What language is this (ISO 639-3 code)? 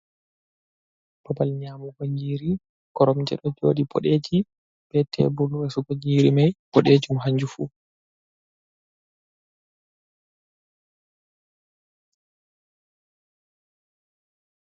ful